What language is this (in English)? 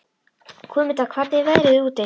Icelandic